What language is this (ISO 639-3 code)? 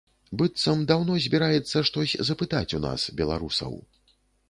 bel